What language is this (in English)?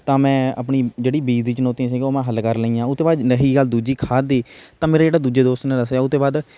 Punjabi